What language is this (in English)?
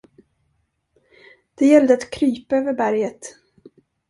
Swedish